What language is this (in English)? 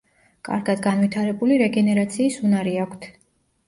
Georgian